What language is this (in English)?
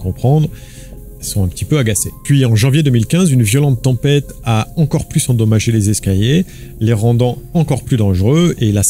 French